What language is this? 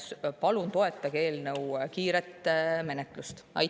Estonian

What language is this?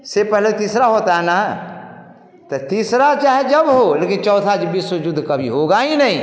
Hindi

